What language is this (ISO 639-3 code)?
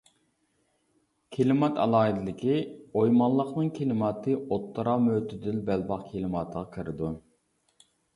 uig